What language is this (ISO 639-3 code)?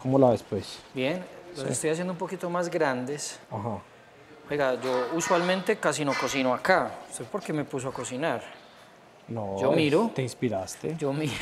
spa